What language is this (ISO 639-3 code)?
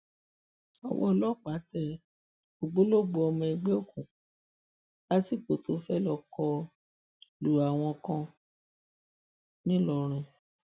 yor